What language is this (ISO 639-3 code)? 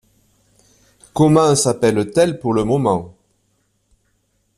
fra